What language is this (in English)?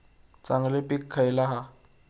Marathi